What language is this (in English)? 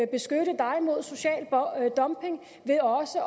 Danish